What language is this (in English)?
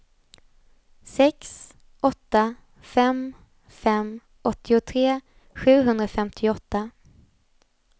Swedish